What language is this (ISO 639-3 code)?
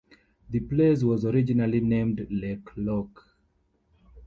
eng